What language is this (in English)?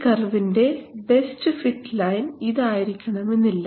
Malayalam